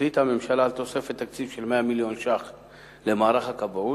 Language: Hebrew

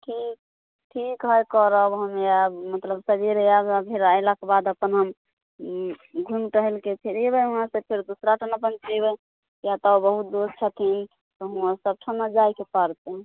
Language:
Maithili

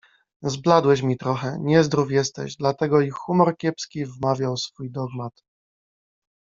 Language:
Polish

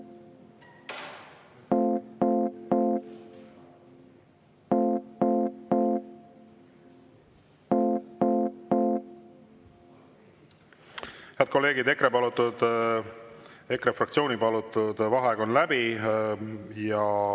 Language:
Estonian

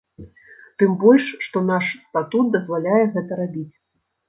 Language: Belarusian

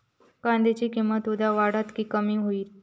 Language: Marathi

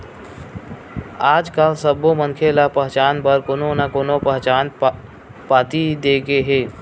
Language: Chhattisgarhi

